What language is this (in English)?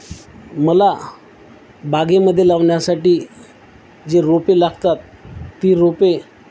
Marathi